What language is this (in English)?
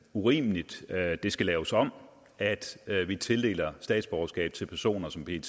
Danish